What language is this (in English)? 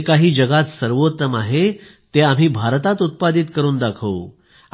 Marathi